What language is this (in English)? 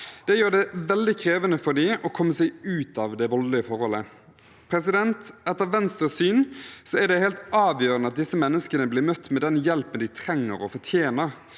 Norwegian